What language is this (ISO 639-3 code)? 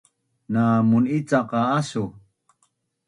bnn